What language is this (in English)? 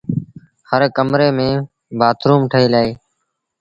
Sindhi Bhil